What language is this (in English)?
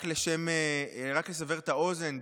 Hebrew